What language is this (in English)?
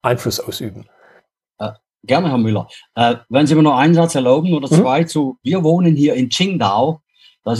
German